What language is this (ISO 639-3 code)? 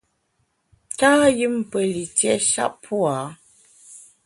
bax